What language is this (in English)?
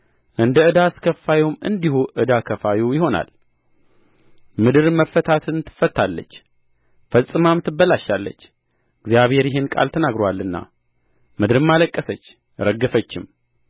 Amharic